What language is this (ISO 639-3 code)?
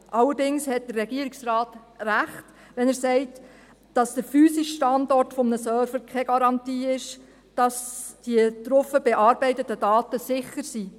gsw